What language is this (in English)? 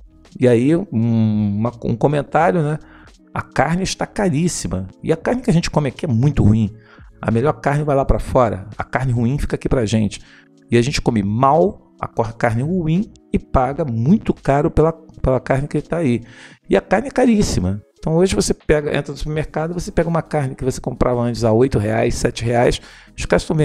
Portuguese